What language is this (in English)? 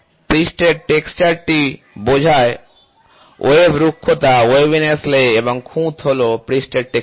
Bangla